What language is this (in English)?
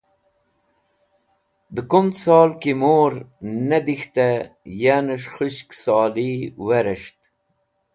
Wakhi